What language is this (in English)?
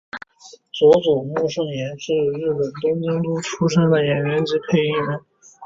Chinese